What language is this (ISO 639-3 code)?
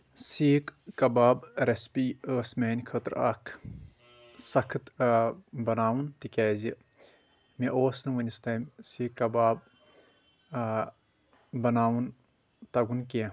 kas